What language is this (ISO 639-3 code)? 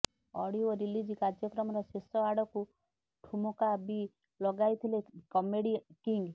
ori